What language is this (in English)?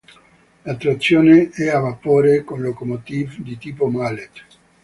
Italian